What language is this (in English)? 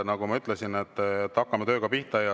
Estonian